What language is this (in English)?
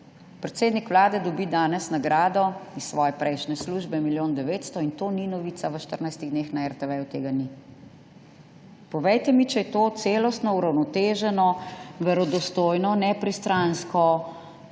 Slovenian